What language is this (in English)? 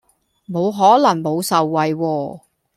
Cantonese